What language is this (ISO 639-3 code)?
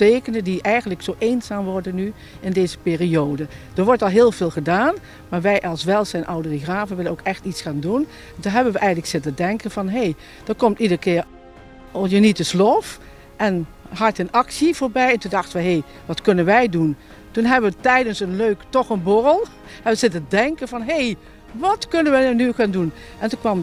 nld